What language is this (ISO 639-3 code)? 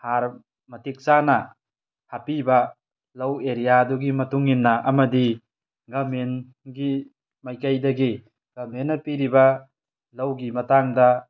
mni